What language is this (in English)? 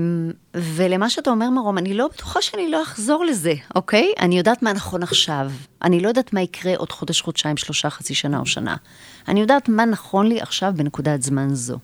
Hebrew